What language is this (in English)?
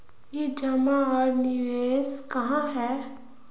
Magahi